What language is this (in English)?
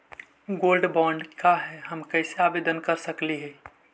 Magahi